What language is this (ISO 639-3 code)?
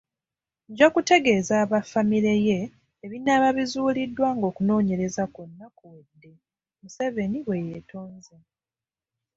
lug